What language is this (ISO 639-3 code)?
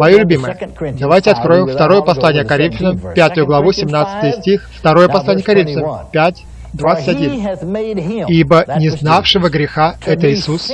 rus